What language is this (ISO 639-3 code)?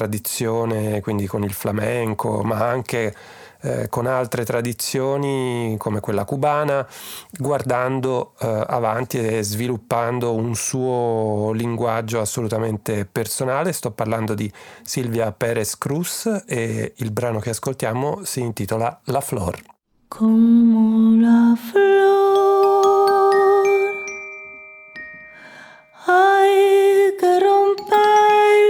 ita